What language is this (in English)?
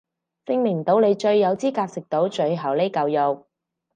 Cantonese